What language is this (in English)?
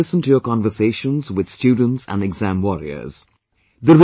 English